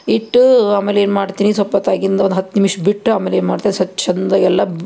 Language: Kannada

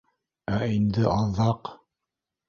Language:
Bashkir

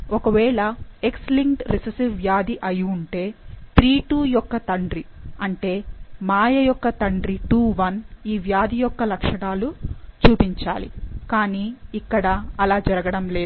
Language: Telugu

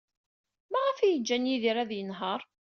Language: Kabyle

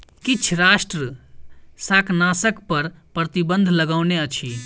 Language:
Maithili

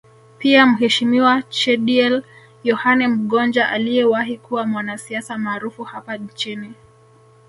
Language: Swahili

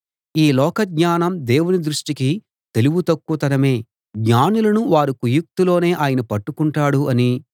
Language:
Telugu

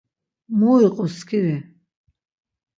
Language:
Laz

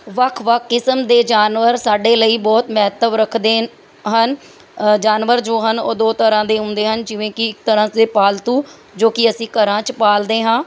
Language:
Punjabi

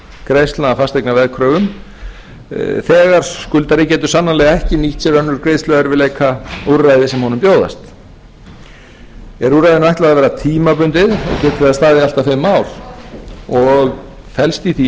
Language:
Icelandic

